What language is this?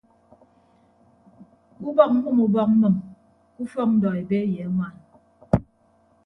Ibibio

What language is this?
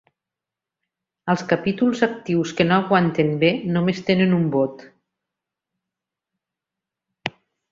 Catalan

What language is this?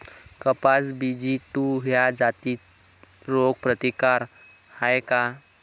Marathi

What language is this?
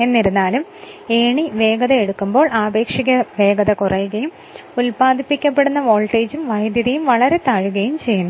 Malayalam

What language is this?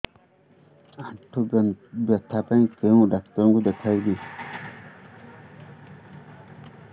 Odia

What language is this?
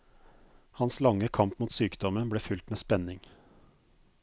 Norwegian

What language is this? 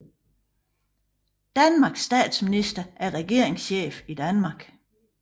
Danish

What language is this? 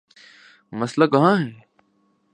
Urdu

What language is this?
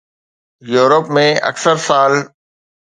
Sindhi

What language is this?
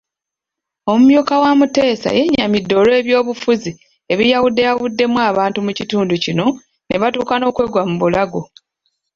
Ganda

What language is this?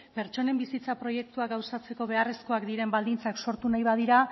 Basque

